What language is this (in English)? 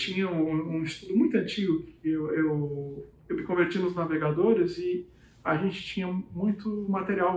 Portuguese